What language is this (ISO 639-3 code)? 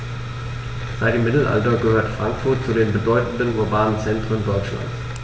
deu